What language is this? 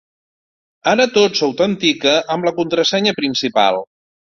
Catalan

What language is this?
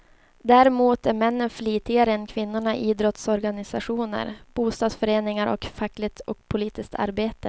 Swedish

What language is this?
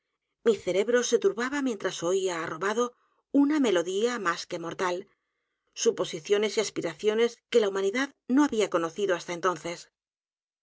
Spanish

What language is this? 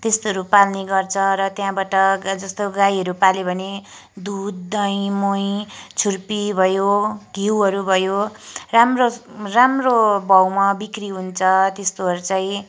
Nepali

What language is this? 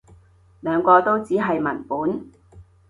Cantonese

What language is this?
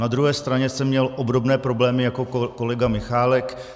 Czech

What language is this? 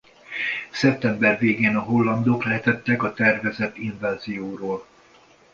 Hungarian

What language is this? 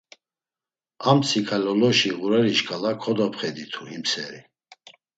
Laz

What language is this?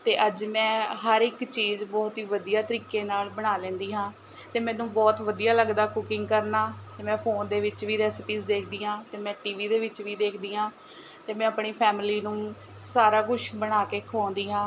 Punjabi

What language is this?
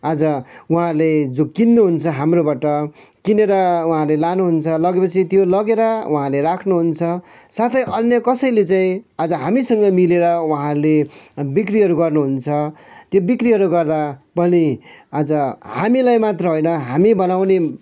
Nepali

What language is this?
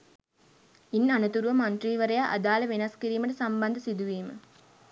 Sinhala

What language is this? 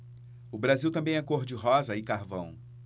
Portuguese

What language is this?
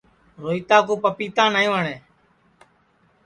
Sansi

